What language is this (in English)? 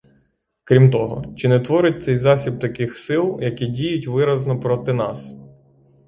Ukrainian